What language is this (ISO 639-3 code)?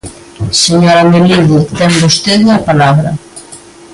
glg